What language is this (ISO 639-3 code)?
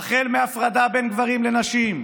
heb